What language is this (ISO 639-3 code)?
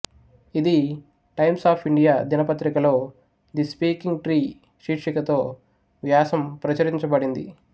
tel